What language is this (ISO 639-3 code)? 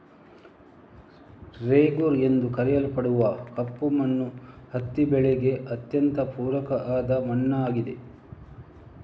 kan